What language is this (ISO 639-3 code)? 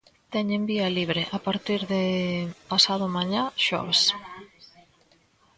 glg